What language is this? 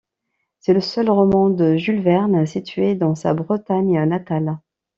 French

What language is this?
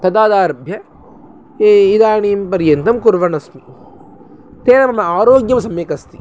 Sanskrit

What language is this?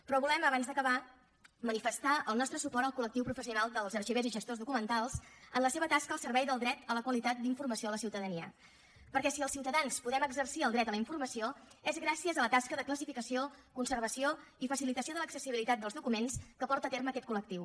Catalan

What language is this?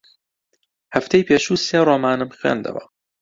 Central Kurdish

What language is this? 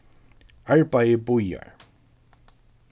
Faroese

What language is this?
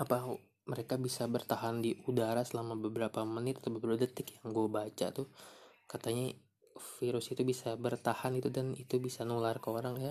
Indonesian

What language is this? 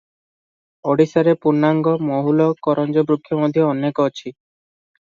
Odia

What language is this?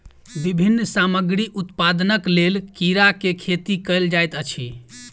Maithili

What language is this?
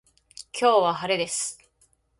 Japanese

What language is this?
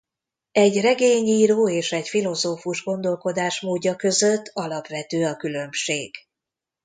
Hungarian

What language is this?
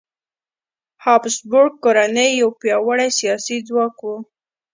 Pashto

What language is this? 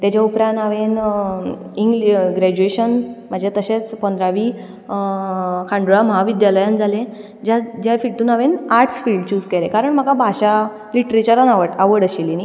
Konkani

